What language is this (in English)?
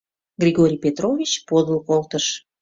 Mari